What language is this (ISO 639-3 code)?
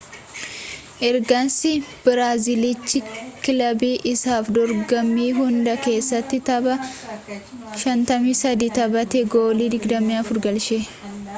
orm